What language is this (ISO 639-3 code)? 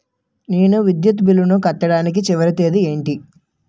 tel